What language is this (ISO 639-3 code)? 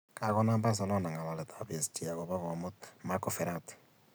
kln